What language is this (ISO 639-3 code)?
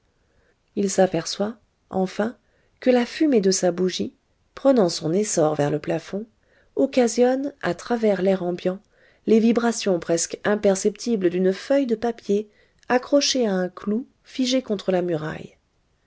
fra